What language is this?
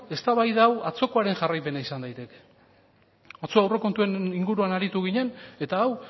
Basque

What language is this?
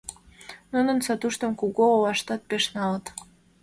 Mari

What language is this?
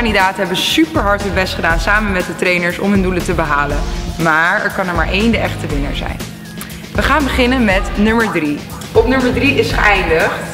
Dutch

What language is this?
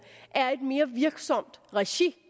Danish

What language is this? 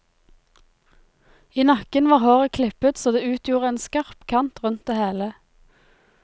Norwegian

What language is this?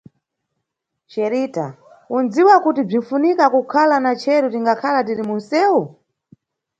Nyungwe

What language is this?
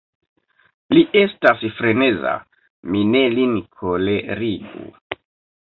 Esperanto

